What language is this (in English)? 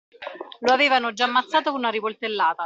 Italian